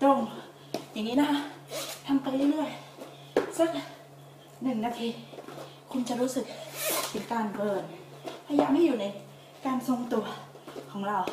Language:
Thai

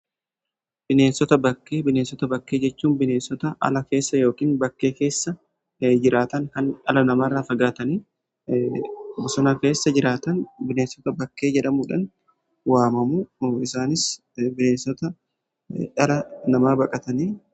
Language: Oromo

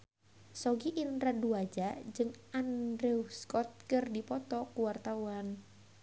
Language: Sundanese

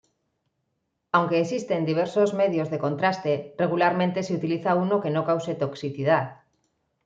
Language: Spanish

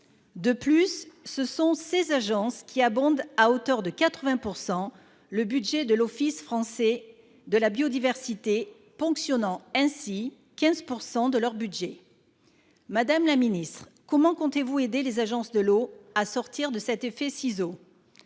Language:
French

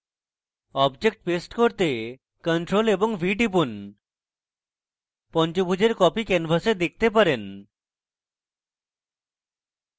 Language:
Bangla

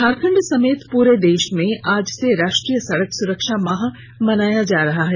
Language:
Hindi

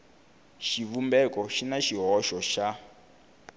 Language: Tsonga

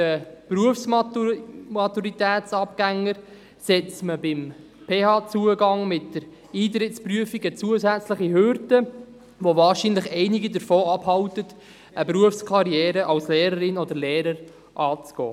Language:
Swiss German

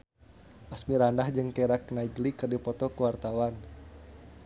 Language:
Sundanese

